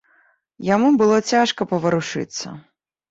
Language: Belarusian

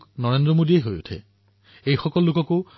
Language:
Assamese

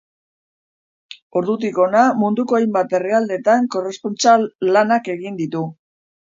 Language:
Basque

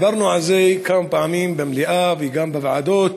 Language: Hebrew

